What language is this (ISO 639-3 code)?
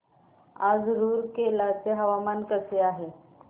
mar